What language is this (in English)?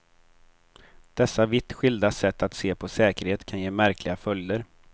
Swedish